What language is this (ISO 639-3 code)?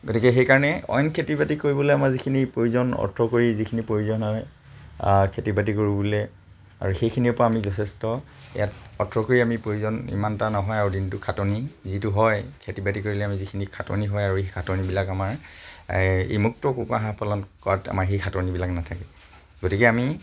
asm